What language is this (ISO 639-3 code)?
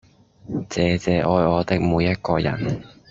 yue